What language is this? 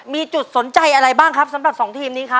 Thai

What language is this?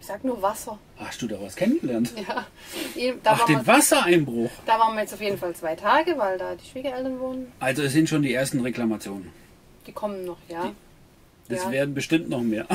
German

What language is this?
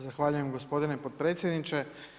Croatian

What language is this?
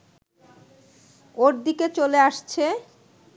Bangla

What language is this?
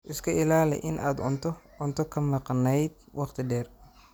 Somali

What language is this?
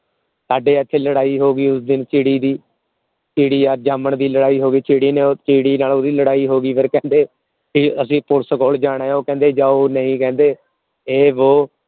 Punjabi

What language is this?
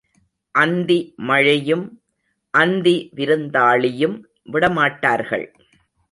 Tamil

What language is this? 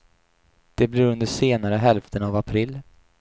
Swedish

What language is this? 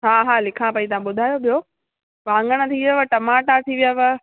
Sindhi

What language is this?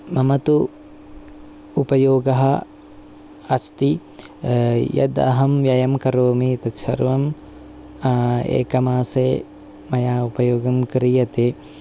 Sanskrit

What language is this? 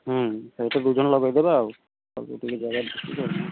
Odia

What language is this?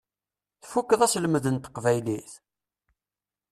Kabyle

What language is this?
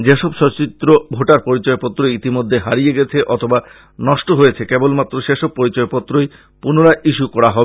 Bangla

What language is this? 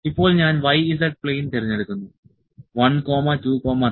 Malayalam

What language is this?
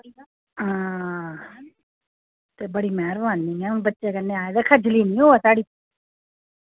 Dogri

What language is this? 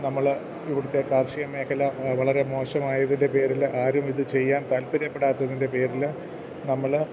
Malayalam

